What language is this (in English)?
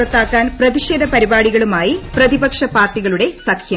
Malayalam